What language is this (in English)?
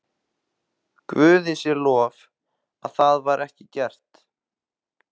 Icelandic